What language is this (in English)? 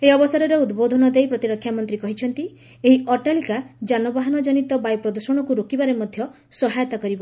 Odia